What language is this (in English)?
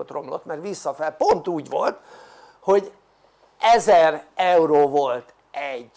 Hungarian